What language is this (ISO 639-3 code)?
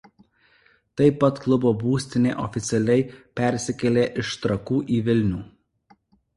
lit